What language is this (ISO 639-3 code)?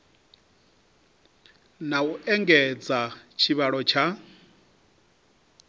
ven